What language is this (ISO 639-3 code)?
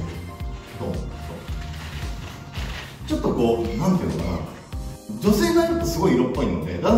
jpn